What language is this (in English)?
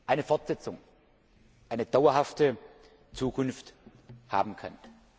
German